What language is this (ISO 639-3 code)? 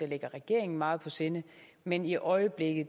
dan